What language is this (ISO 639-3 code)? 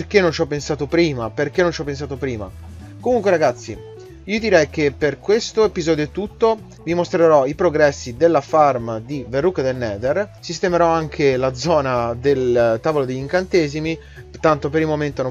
ita